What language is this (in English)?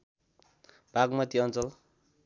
Nepali